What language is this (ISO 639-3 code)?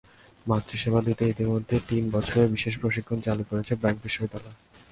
ben